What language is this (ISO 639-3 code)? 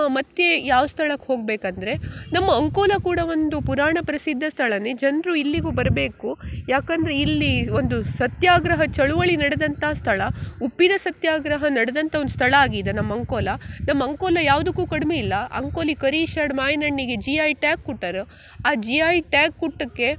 kan